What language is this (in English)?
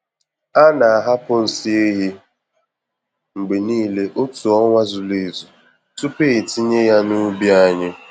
Igbo